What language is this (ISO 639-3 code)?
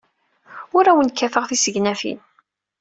kab